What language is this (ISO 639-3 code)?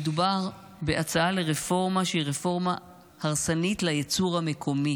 heb